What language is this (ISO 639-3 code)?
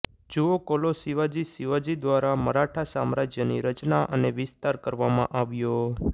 guj